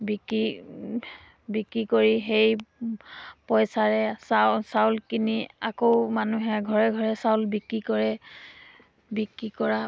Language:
Assamese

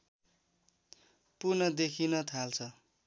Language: Nepali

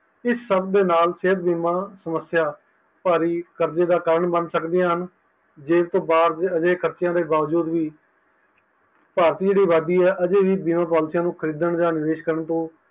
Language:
Punjabi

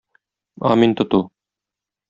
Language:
Tatar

